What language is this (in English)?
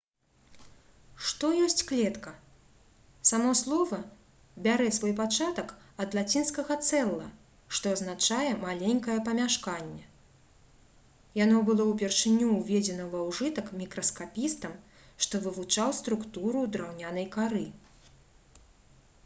Belarusian